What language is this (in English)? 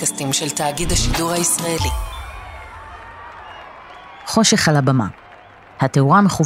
Hebrew